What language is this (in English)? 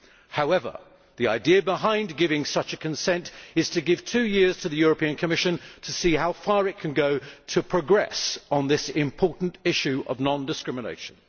English